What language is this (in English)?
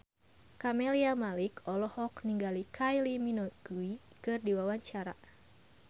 Sundanese